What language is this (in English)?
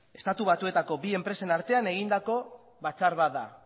Basque